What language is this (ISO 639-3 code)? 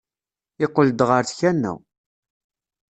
kab